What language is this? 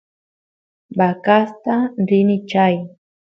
Santiago del Estero Quichua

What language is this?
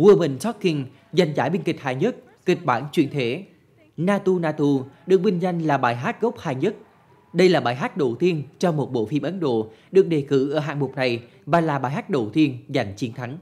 Vietnamese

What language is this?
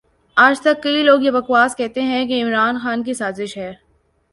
Urdu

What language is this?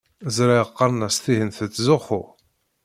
Kabyle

